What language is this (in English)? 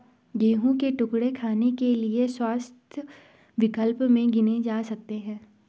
Hindi